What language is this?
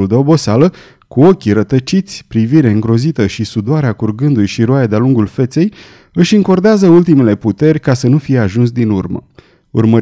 Romanian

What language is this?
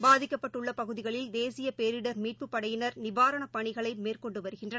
Tamil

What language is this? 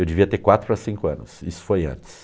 Portuguese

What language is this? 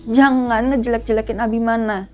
Indonesian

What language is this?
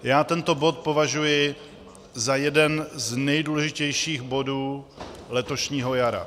Czech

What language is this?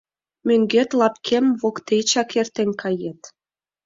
Mari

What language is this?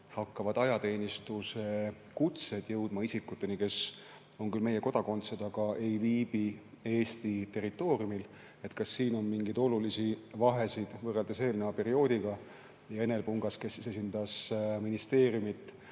Estonian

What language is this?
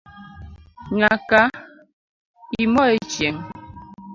Luo (Kenya and Tanzania)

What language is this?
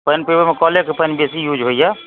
Maithili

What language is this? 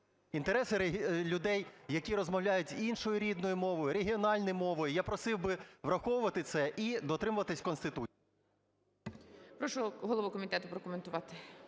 Ukrainian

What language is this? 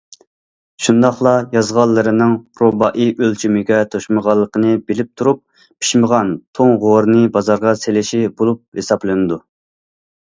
Uyghur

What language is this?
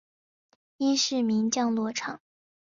Chinese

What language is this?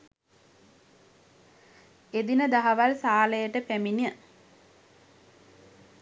Sinhala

